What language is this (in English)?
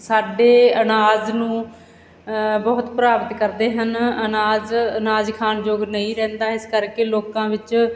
Punjabi